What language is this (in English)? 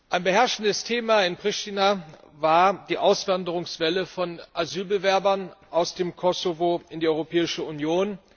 German